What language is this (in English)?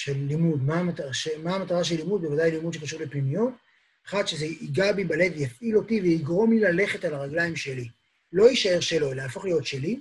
Hebrew